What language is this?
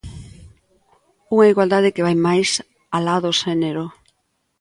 Galician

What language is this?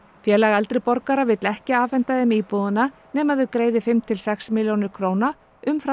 Icelandic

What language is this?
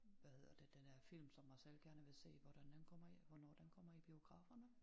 Danish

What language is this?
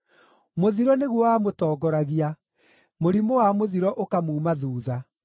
Kikuyu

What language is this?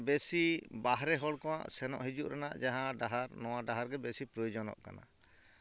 Santali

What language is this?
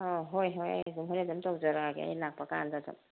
Manipuri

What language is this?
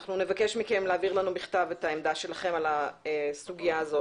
Hebrew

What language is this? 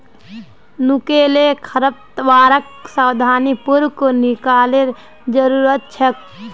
Magahi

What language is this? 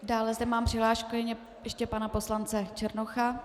Czech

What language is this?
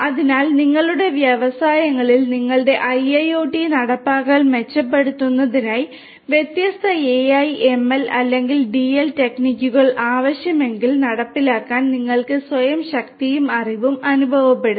Malayalam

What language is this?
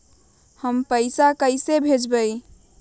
Magahi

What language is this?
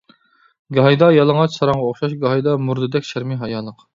Uyghur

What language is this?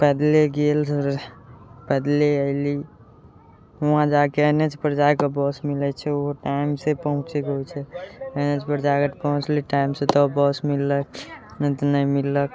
Maithili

